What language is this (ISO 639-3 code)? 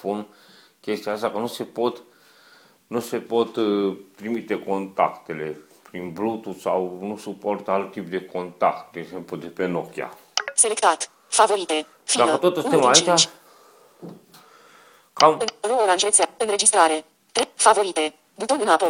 ron